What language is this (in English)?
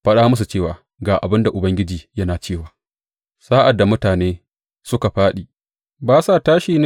Hausa